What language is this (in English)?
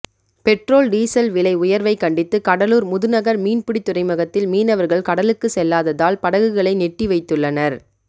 Tamil